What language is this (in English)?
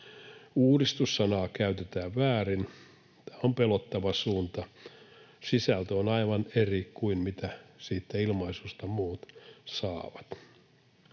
Finnish